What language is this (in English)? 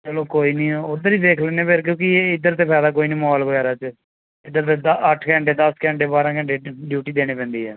Punjabi